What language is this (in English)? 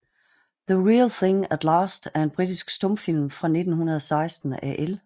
Danish